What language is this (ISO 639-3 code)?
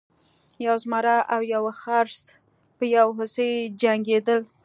pus